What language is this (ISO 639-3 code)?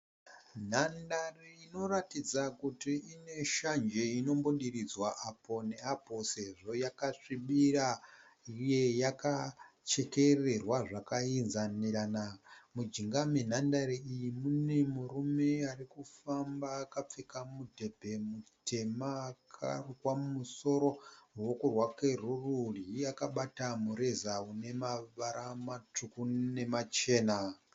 sna